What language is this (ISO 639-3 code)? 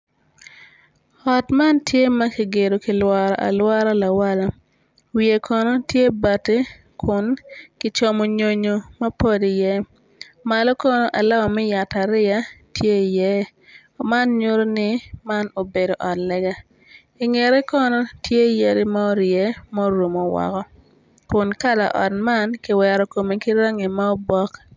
ach